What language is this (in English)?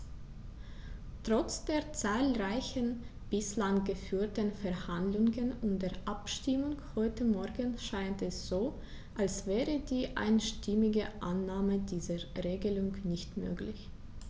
German